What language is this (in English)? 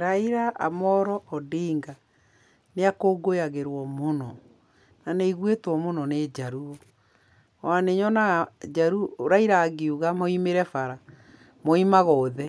Kikuyu